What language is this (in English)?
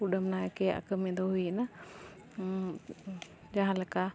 Santali